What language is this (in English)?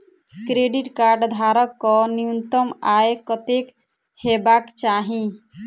Maithili